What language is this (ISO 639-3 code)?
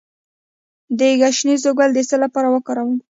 pus